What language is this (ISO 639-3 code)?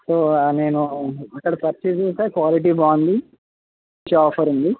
tel